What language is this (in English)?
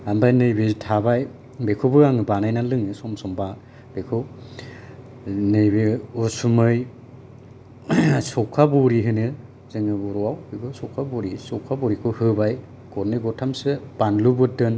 Bodo